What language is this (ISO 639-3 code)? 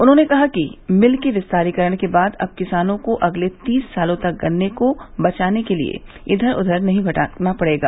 hin